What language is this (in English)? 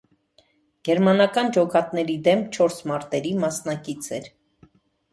Armenian